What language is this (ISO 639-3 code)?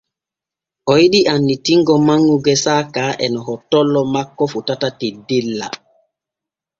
fue